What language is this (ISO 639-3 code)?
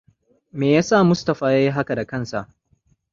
hau